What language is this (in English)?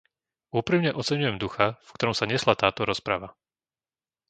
Slovak